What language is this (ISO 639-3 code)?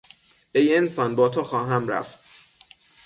fas